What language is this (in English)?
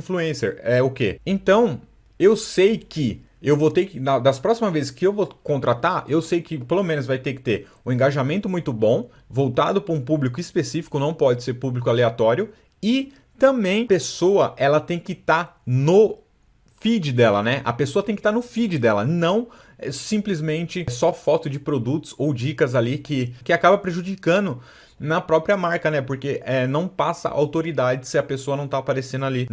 Portuguese